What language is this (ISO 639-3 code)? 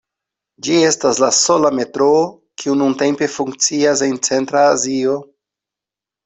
epo